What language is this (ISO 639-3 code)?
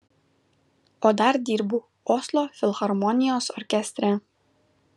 lit